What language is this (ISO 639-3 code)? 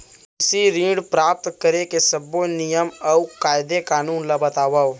hne